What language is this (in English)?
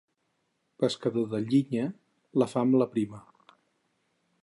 Catalan